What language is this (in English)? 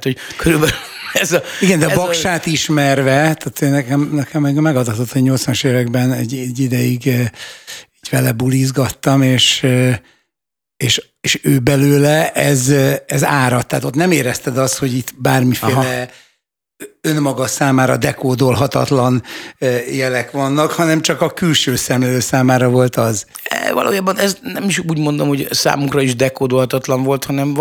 Hungarian